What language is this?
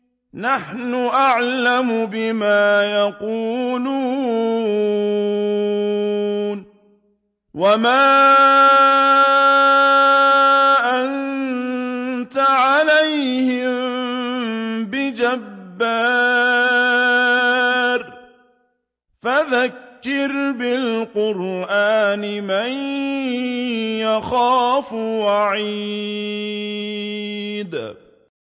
Arabic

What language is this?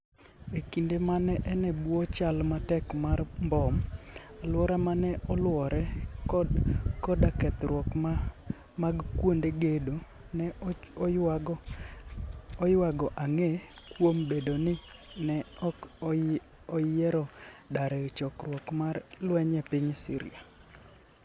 Luo (Kenya and Tanzania)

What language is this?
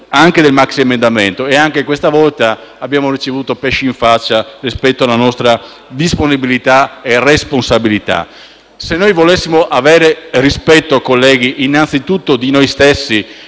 Italian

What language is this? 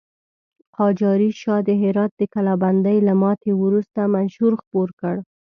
Pashto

